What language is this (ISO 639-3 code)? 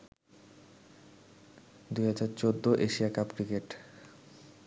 ben